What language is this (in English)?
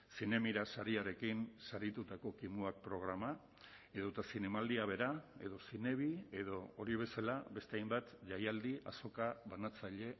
Basque